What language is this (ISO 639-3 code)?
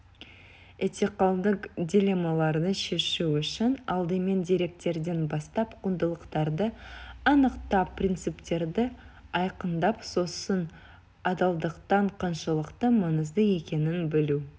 kaz